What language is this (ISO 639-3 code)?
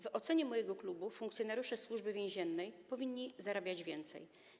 pol